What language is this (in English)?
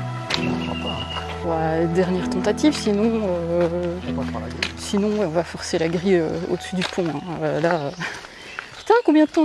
French